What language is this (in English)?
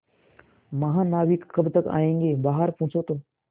Hindi